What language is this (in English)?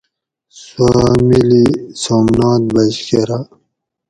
Gawri